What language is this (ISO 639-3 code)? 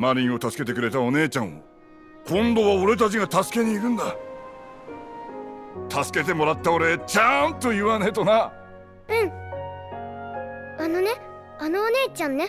jpn